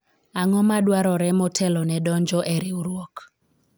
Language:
Luo (Kenya and Tanzania)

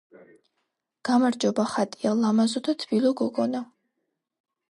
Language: Georgian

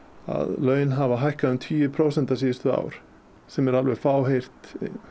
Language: Icelandic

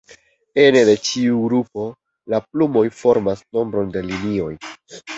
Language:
Esperanto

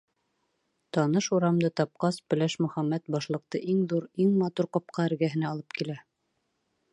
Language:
Bashkir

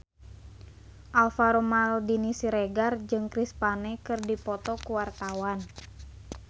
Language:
Sundanese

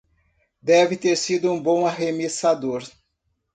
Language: Portuguese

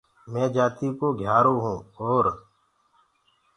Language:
Gurgula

